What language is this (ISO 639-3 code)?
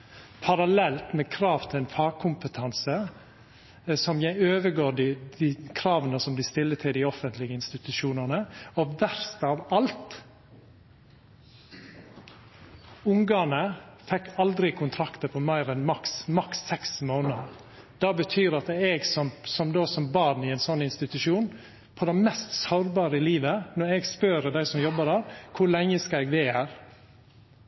nno